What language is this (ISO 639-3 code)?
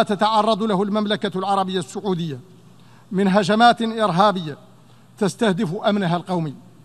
ara